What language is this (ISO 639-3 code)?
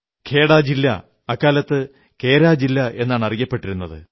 mal